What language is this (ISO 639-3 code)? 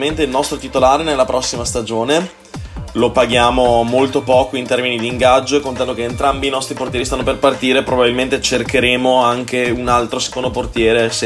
ita